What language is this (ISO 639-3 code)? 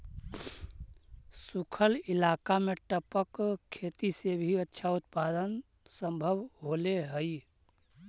mag